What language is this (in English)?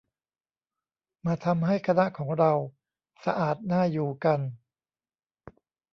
Thai